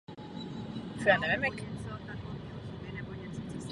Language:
Czech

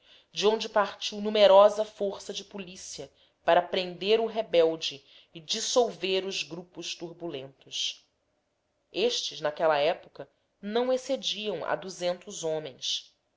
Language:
Portuguese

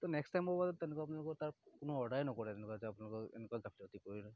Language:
Assamese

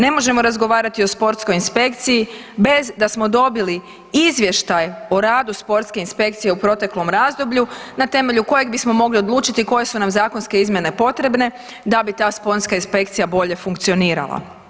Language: Croatian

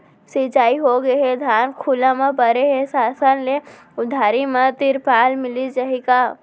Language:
Chhattisgarhi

